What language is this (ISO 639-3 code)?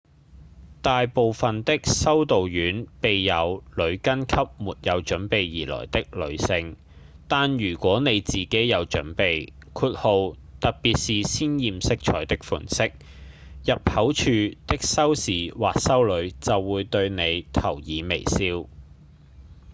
yue